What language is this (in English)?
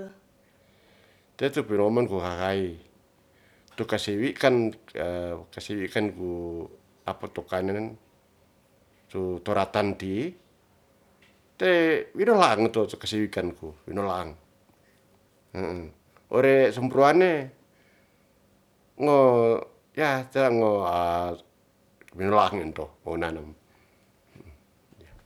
Ratahan